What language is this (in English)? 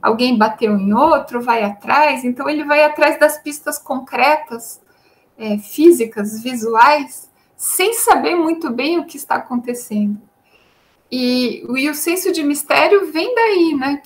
Portuguese